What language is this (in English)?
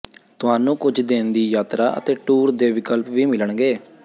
Punjabi